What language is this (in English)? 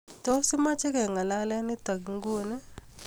Kalenjin